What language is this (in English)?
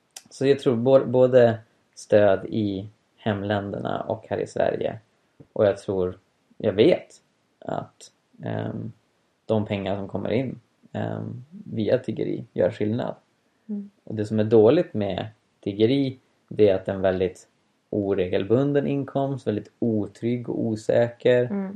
Swedish